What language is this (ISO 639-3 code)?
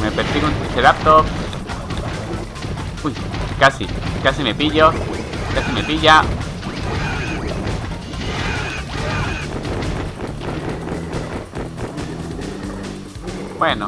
spa